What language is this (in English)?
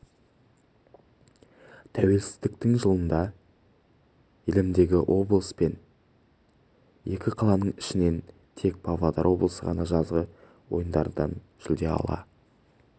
Kazakh